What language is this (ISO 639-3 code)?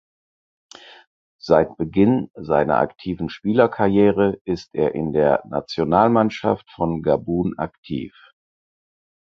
deu